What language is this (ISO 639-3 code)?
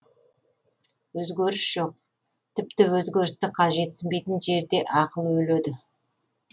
kaz